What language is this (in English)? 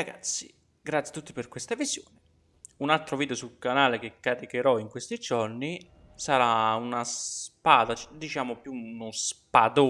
Italian